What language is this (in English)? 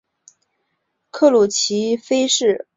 Chinese